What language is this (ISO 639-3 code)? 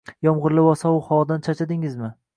uzb